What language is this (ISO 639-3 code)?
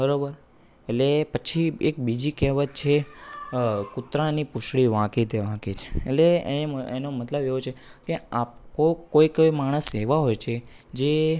guj